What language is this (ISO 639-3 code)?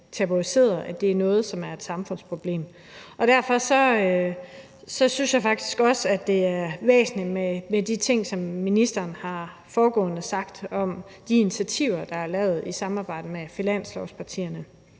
dan